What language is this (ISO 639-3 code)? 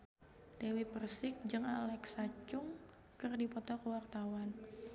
sun